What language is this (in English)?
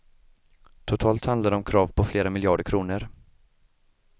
Swedish